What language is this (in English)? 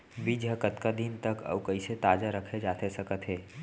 Chhattisgarhi